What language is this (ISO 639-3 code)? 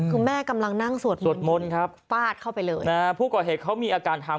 tha